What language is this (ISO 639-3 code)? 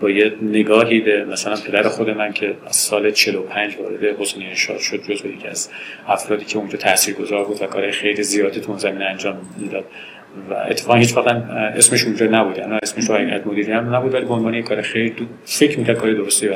fas